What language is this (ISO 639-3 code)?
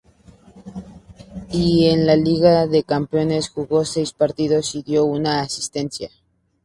spa